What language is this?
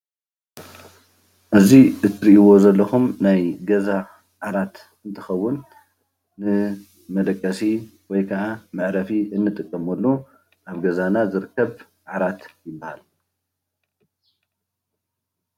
Tigrinya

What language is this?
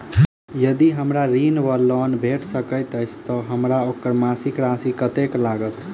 Maithili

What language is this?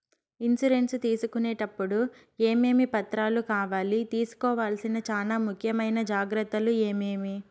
Telugu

